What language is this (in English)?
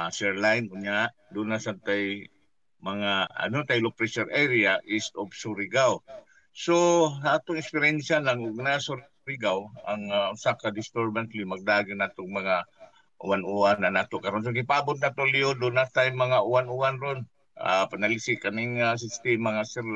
Filipino